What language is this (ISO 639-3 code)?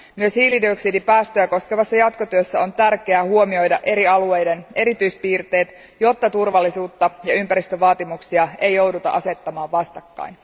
fin